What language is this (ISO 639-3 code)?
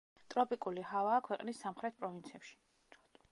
kat